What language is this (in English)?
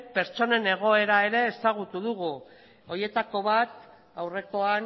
Basque